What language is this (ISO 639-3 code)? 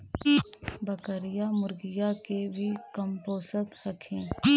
mag